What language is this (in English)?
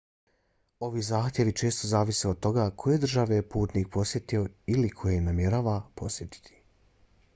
Bosnian